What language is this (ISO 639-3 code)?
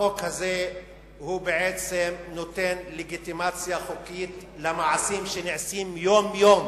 heb